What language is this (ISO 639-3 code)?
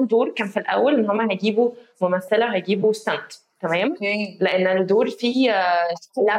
ara